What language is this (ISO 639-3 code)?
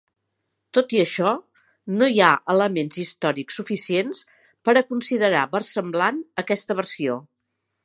cat